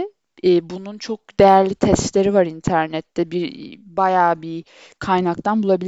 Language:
Turkish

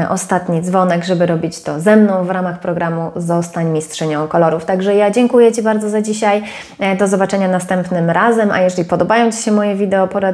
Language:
Polish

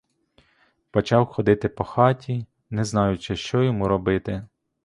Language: Ukrainian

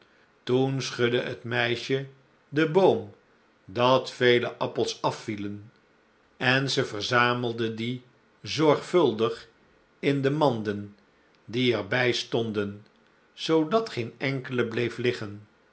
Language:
Dutch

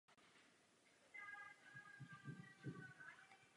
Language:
Czech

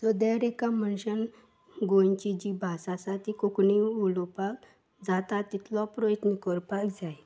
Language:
Konkani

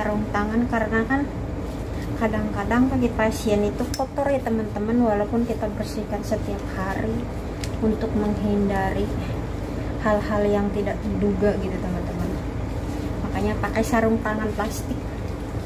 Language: Indonesian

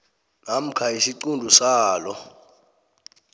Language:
South Ndebele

